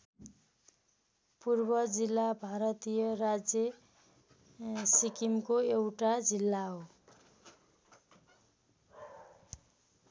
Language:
Nepali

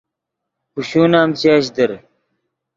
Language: Yidgha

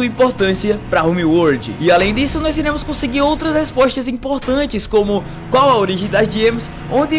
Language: Portuguese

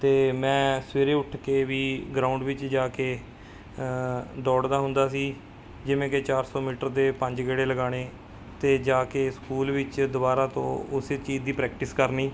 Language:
Punjabi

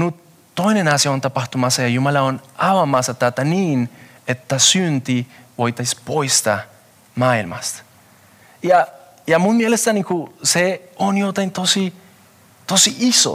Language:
Finnish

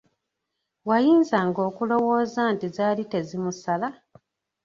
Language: Ganda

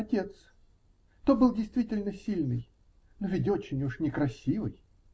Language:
Russian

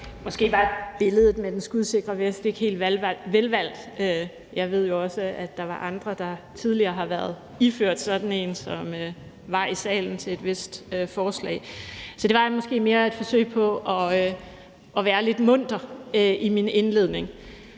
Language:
Danish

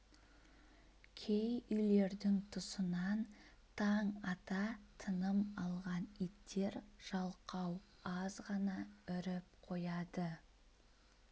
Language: Kazakh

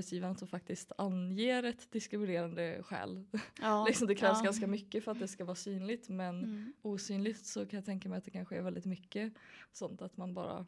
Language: Swedish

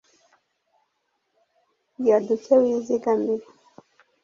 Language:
Kinyarwanda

